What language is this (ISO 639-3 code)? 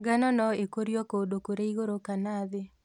kik